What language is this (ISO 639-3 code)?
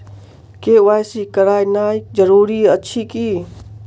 mai